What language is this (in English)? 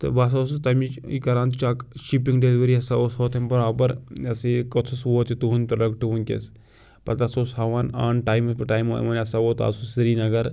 Kashmiri